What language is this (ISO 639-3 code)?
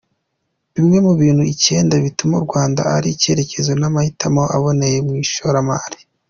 kin